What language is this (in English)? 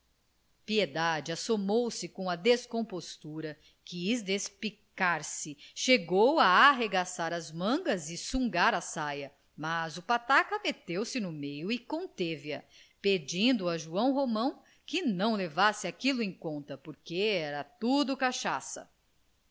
Portuguese